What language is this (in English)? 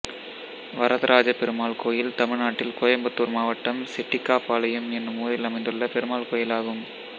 Tamil